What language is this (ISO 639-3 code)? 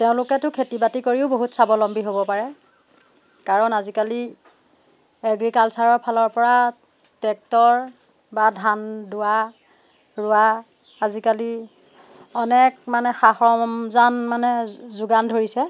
asm